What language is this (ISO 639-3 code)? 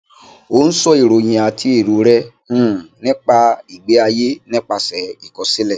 yor